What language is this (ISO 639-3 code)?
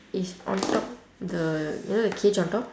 eng